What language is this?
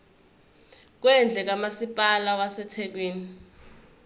Zulu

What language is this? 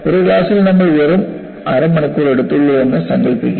Malayalam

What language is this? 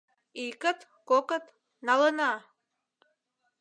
Mari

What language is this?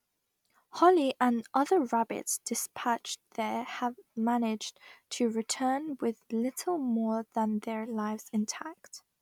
English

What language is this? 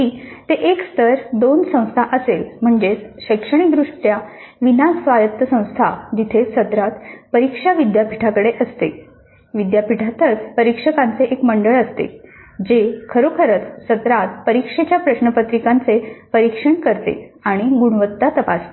Marathi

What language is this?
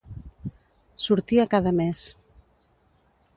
Catalan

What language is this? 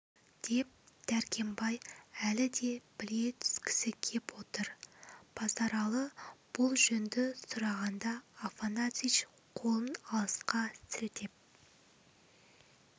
Kazakh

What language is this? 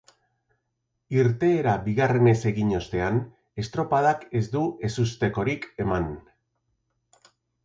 Basque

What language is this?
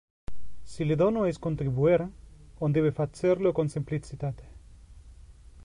Interlingua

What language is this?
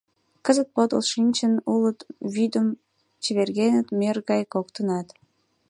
Mari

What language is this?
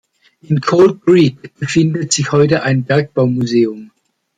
German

